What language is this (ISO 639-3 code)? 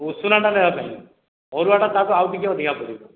ori